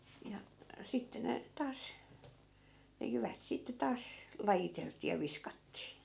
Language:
Finnish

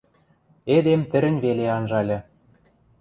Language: Western Mari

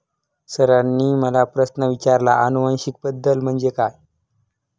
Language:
Marathi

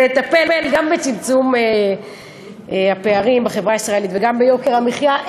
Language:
Hebrew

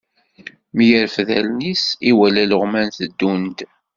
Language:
Kabyle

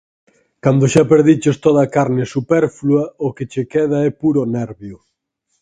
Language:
Galician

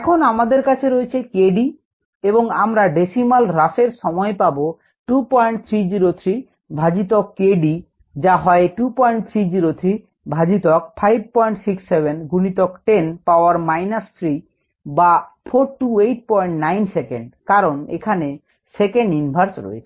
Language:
Bangla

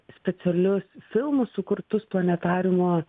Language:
Lithuanian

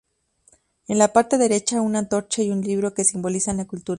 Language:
Spanish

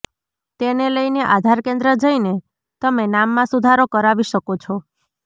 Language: Gujarati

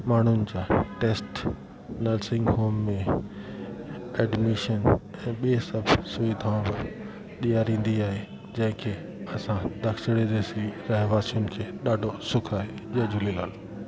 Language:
Sindhi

